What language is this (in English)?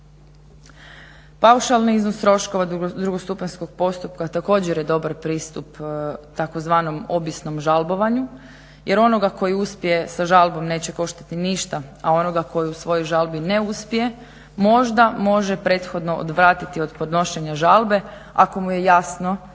Croatian